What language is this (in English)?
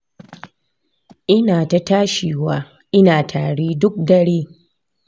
Hausa